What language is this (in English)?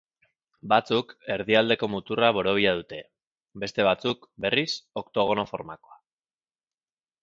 Basque